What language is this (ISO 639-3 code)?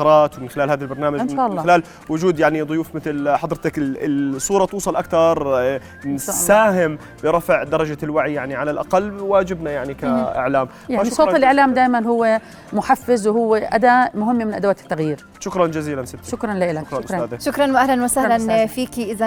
ara